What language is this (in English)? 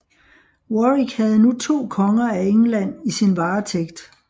Danish